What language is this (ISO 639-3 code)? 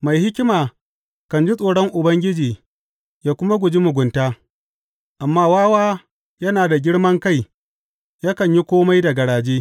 hau